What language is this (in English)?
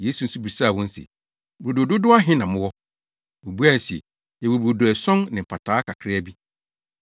Akan